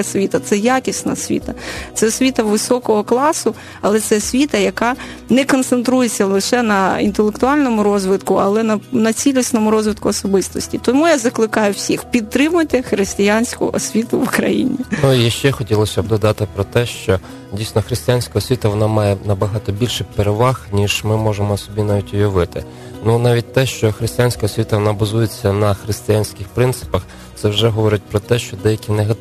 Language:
Ukrainian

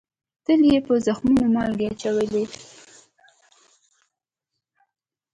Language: Pashto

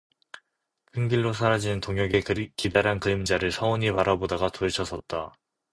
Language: Korean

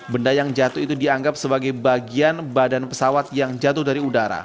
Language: Indonesian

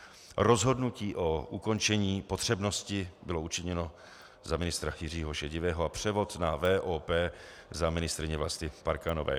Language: Czech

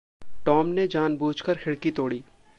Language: Hindi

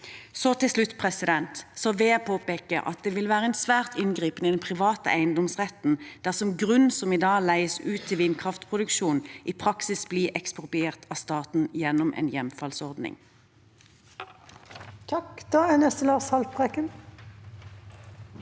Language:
Norwegian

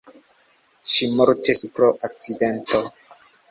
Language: Esperanto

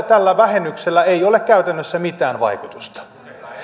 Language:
Finnish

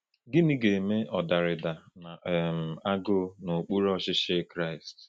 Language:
Igbo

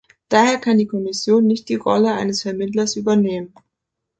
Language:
German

